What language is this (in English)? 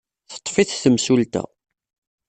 Kabyle